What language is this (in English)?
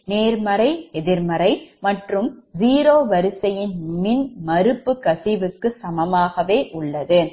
Tamil